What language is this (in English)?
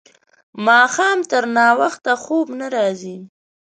Pashto